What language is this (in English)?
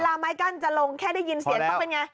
Thai